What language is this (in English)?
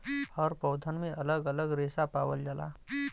Bhojpuri